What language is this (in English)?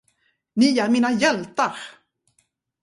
Swedish